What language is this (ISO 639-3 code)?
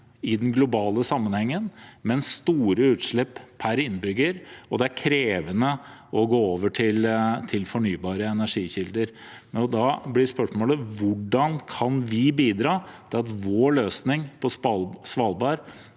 nor